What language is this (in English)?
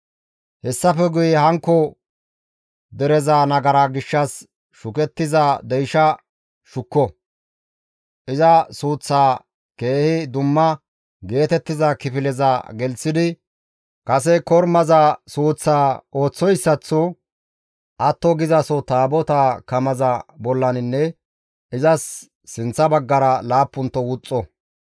Gamo